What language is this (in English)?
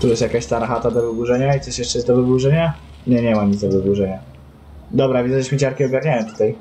Polish